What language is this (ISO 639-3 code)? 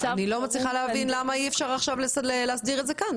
heb